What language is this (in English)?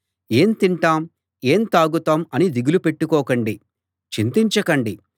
Telugu